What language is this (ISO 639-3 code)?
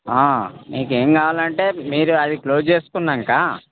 tel